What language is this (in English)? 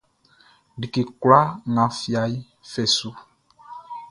Baoulé